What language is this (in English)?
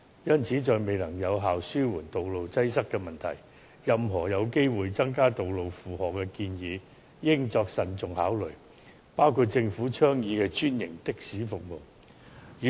Cantonese